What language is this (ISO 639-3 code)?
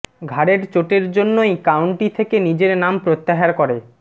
ben